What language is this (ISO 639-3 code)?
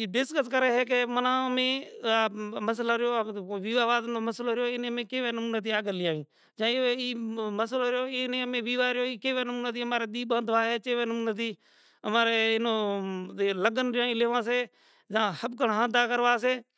gjk